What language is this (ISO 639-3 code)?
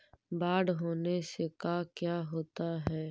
mag